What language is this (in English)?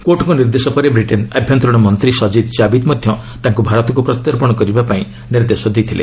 Odia